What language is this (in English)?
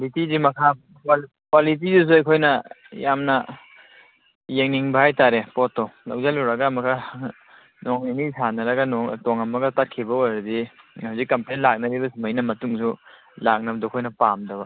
Manipuri